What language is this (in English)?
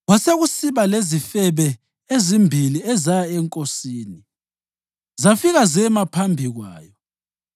North Ndebele